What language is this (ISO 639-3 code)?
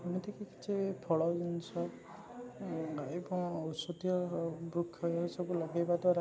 ori